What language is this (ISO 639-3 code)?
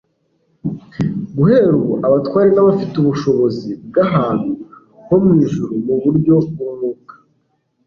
kin